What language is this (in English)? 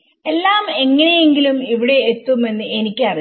Malayalam